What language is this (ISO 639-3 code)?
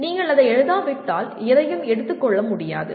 tam